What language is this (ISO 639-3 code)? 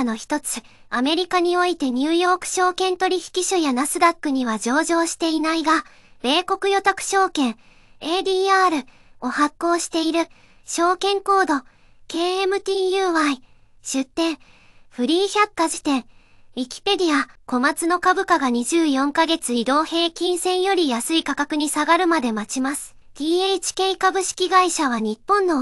jpn